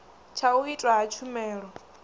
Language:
Venda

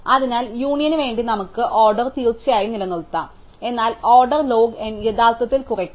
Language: Malayalam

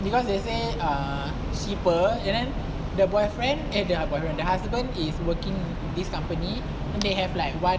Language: English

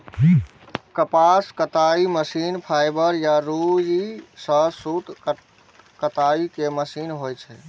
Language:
Maithili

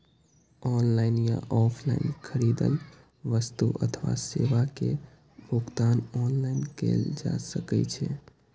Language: Maithili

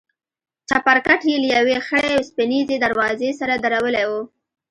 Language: Pashto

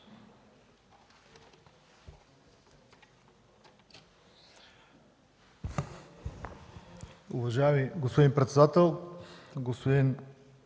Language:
Bulgarian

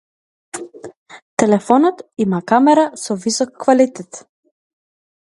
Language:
Macedonian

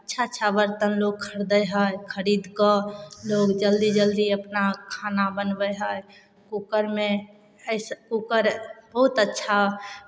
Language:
Maithili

